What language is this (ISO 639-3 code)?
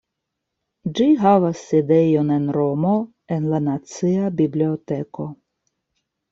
epo